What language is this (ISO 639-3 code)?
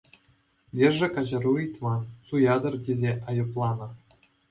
chv